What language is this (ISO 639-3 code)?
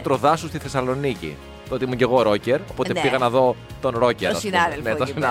ell